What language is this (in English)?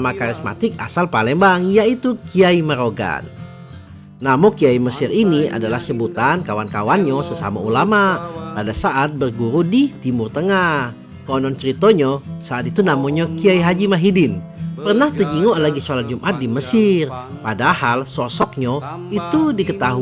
Indonesian